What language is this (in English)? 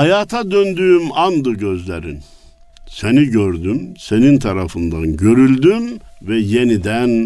Turkish